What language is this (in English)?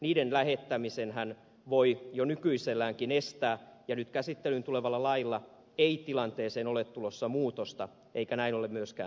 Finnish